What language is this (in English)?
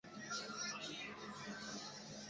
Basque